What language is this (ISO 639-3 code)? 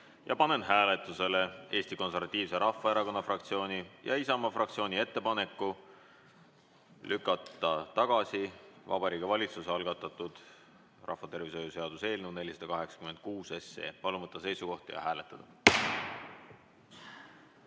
est